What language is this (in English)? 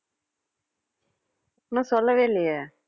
Tamil